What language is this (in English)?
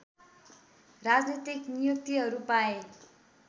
Nepali